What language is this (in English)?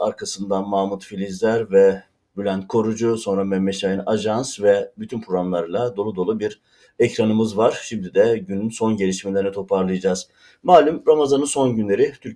Turkish